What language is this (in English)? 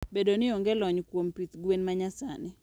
Luo (Kenya and Tanzania)